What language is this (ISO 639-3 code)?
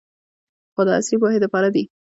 pus